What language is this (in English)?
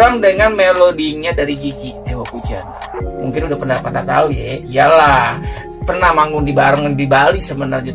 Indonesian